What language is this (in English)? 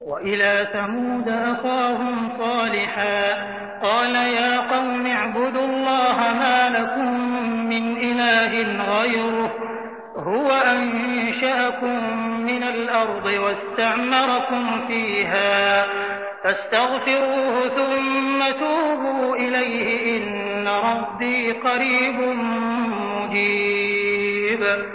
Arabic